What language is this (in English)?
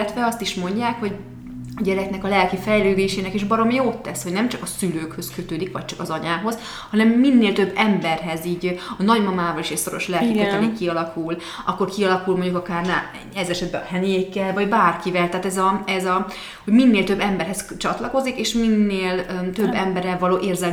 Hungarian